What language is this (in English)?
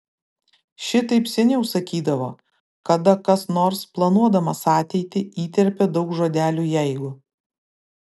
Lithuanian